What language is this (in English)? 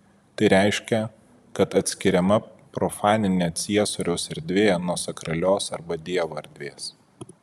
Lithuanian